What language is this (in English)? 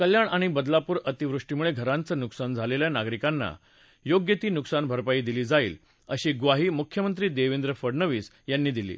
Marathi